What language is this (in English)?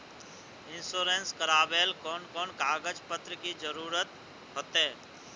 Magahi